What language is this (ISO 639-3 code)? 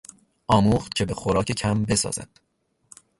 fas